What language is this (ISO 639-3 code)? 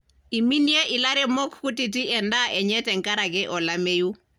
mas